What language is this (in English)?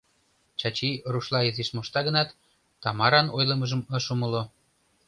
Mari